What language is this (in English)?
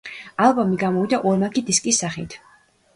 Georgian